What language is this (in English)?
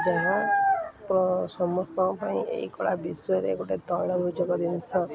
Odia